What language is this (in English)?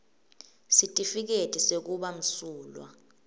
Swati